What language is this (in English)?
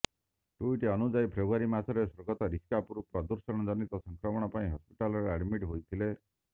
Odia